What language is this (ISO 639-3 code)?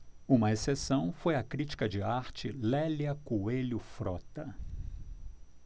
por